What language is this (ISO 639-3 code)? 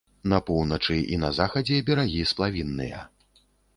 bel